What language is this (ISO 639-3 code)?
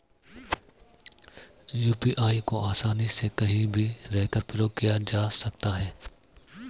hin